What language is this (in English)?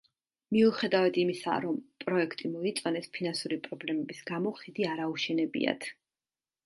Georgian